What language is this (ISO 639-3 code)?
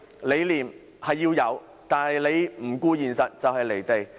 yue